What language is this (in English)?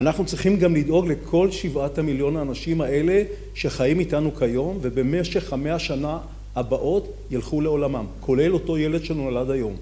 Hebrew